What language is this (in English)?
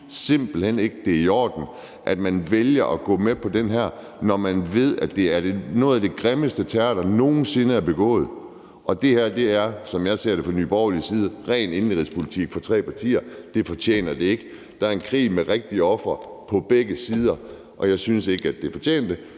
Danish